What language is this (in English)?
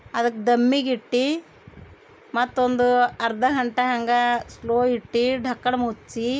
Kannada